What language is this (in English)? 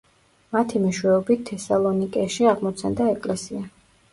Georgian